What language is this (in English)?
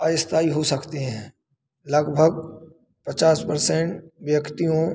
Hindi